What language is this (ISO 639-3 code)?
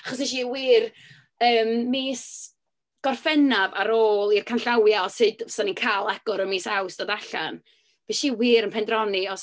cym